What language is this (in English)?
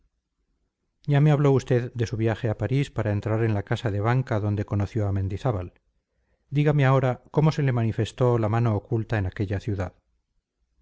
Spanish